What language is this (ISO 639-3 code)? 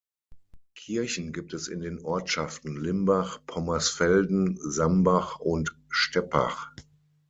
deu